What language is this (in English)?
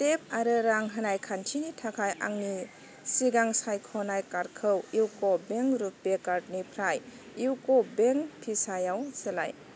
Bodo